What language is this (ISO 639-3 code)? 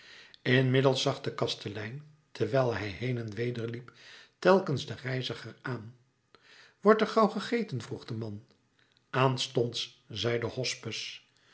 nld